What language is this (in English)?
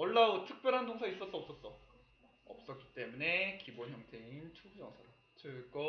Korean